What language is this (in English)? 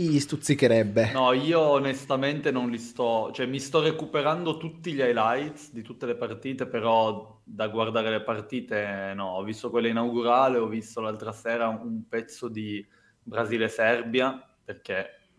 Italian